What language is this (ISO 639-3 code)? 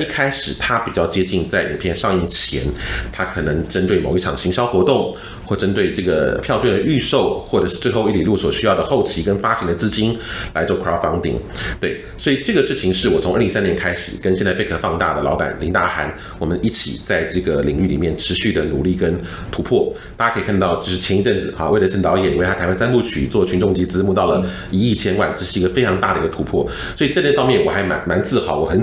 zho